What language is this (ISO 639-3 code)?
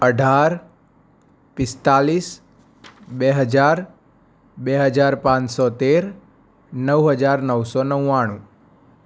guj